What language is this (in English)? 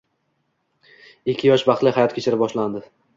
Uzbek